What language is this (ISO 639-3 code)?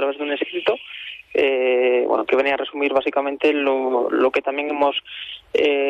spa